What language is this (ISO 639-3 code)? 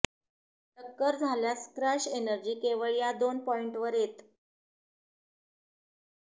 mar